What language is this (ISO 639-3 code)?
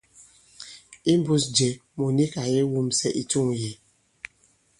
abb